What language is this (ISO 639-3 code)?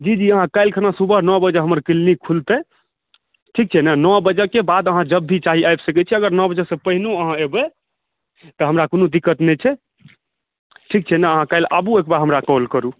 mai